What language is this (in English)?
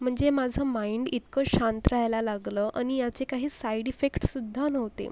Marathi